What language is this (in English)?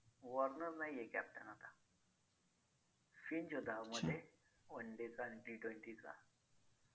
Marathi